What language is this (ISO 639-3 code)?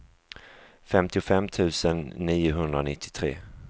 swe